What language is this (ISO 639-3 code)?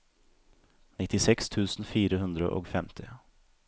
nor